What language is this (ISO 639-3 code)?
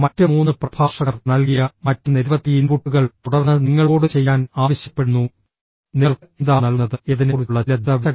mal